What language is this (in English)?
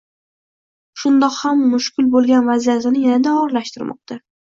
Uzbek